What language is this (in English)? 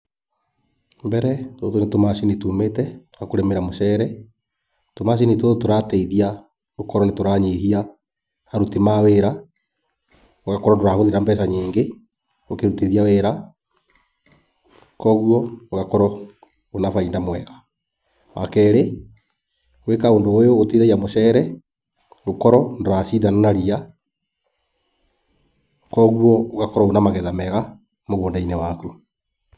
Kikuyu